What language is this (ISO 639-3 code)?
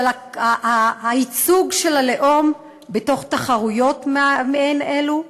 heb